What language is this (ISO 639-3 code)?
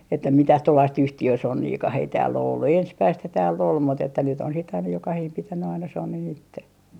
fin